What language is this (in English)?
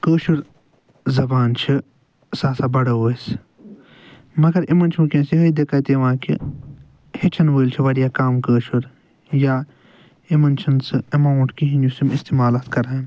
Kashmiri